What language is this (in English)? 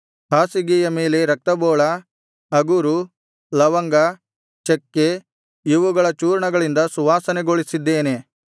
Kannada